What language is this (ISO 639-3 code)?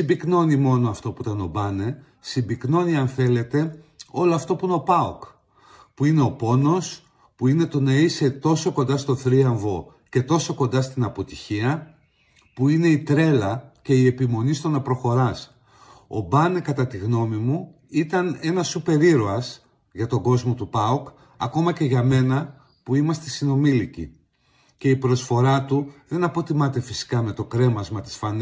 ell